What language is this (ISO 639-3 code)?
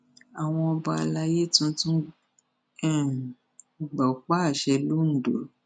yor